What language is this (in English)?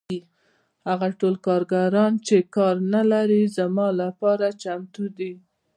Pashto